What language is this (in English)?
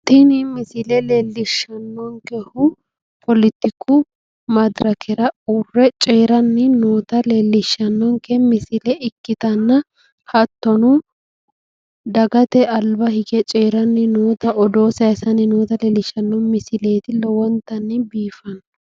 Sidamo